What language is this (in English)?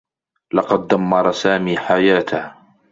Arabic